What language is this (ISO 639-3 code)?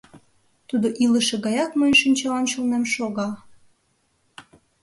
chm